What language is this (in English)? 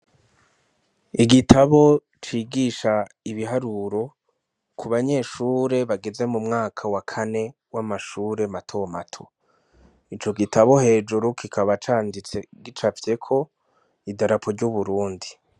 Rundi